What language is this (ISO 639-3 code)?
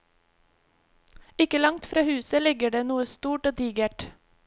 nor